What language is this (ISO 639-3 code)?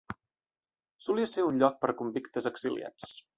cat